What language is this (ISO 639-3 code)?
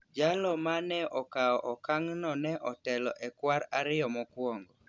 luo